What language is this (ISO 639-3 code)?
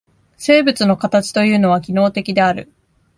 jpn